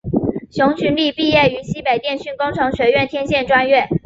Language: Chinese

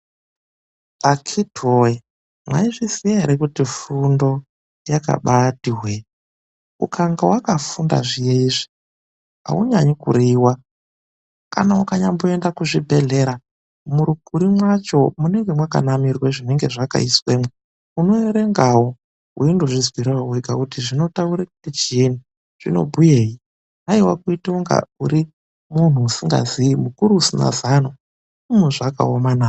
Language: Ndau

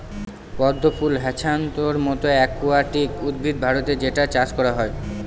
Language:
Bangla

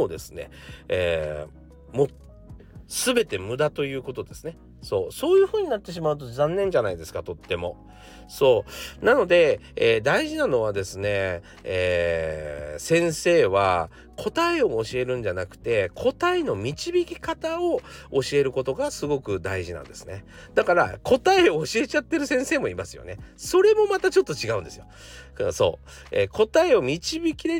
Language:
Japanese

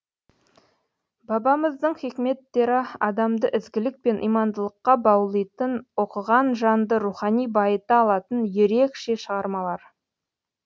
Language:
Kazakh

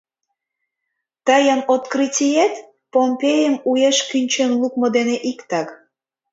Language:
Mari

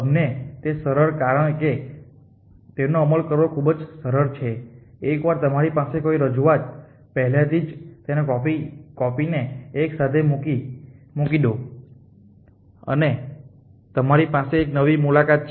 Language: Gujarati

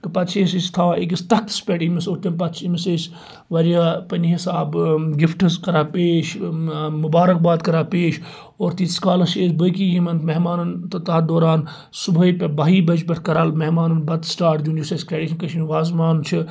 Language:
Kashmiri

